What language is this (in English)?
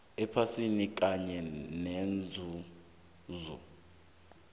South Ndebele